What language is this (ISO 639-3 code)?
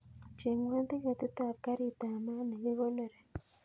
kln